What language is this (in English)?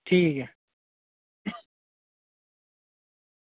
Dogri